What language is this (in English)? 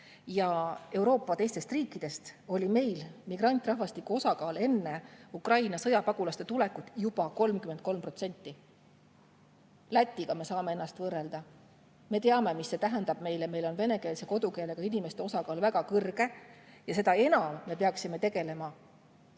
Estonian